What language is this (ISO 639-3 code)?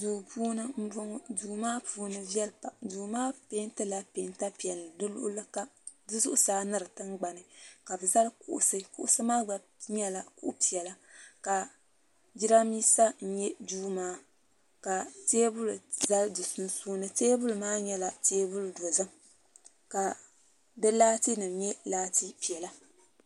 dag